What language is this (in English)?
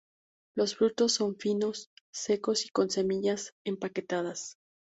Spanish